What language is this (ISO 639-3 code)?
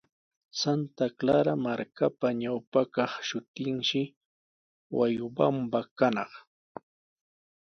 qws